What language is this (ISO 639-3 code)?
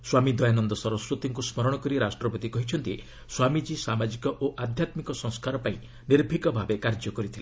ori